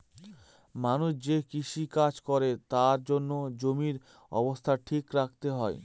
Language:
Bangla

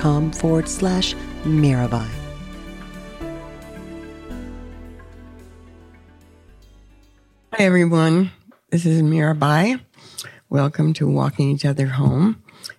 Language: English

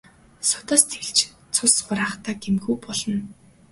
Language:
Mongolian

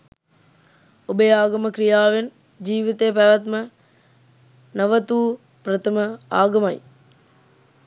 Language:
Sinhala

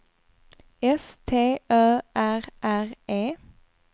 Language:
Swedish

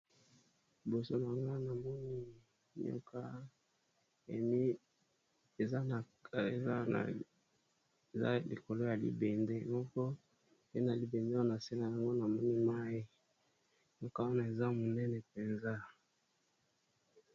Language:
Lingala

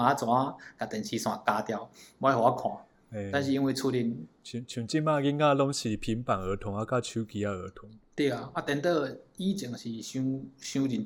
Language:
Chinese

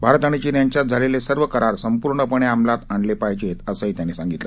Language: Marathi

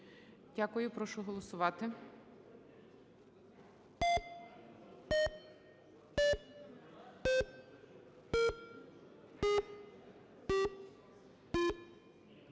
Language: Ukrainian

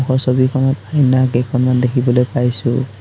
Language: Assamese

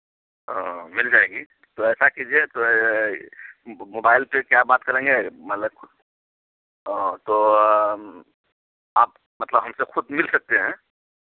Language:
Urdu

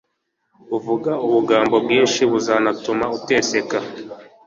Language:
Kinyarwanda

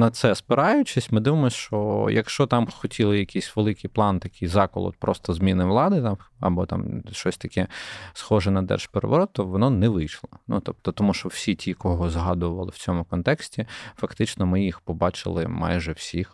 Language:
Ukrainian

